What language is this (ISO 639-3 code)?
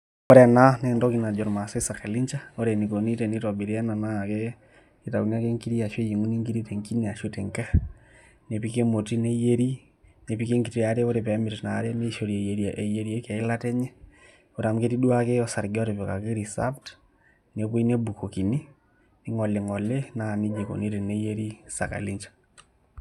mas